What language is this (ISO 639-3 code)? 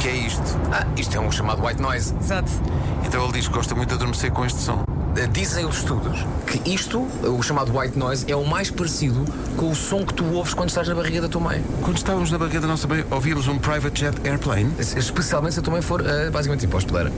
por